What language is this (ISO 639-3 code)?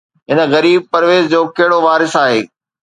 snd